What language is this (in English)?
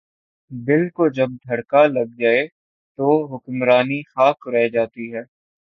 Urdu